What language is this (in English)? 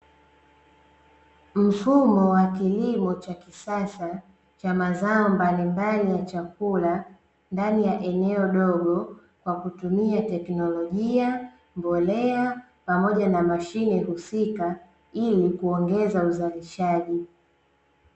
Swahili